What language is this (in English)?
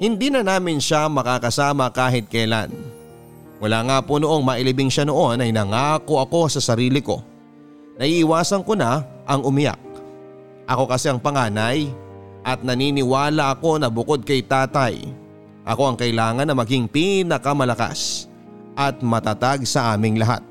Filipino